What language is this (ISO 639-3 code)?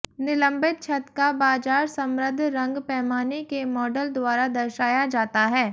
hin